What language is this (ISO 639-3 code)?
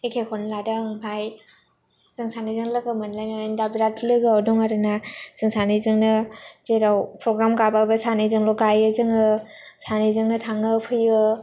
brx